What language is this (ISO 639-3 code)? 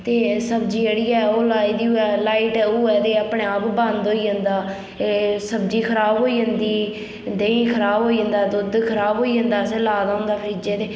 doi